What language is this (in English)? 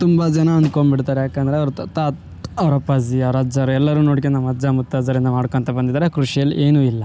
Kannada